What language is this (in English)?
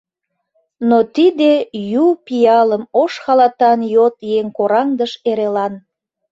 Mari